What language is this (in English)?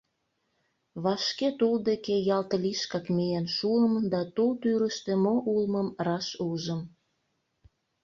Mari